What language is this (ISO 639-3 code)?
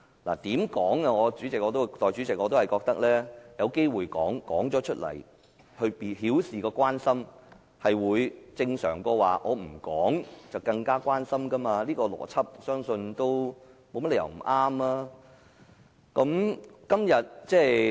yue